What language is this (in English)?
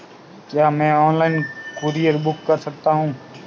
Hindi